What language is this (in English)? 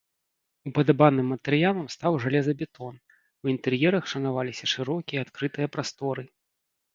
Belarusian